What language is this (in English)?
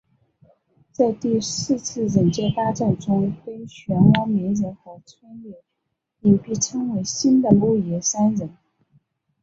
Chinese